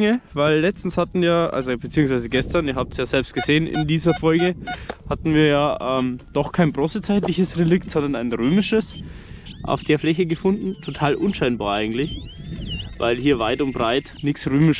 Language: German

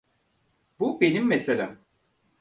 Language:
Turkish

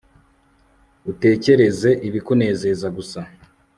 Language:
Kinyarwanda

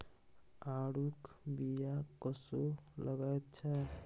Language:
Maithili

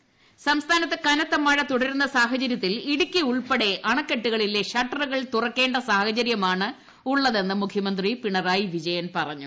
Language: Malayalam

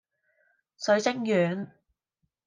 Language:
Cantonese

